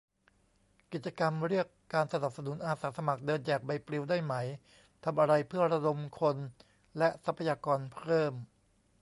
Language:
Thai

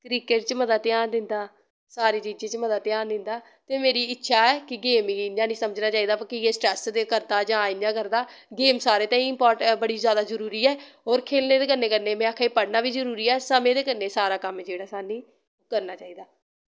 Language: Dogri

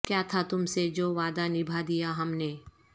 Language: Urdu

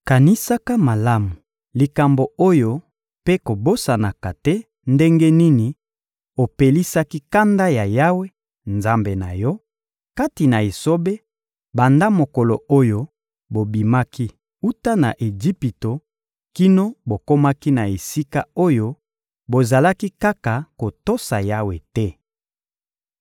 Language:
Lingala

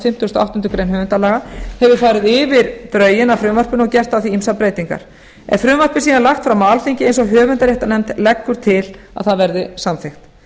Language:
Icelandic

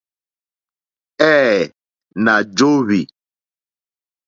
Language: Mokpwe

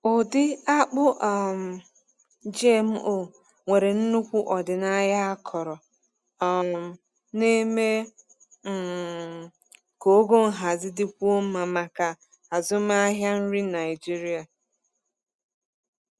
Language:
Igbo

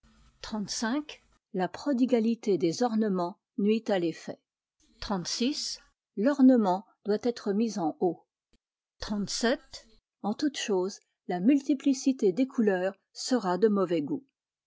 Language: French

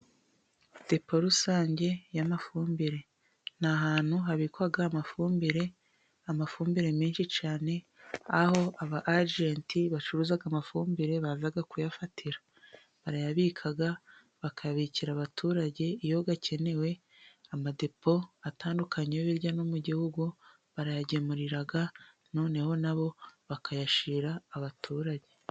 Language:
Kinyarwanda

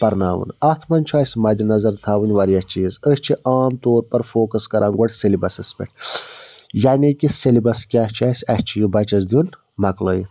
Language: Kashmiri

